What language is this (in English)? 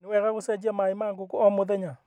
Kikuyu